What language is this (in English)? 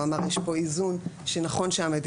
Hebrew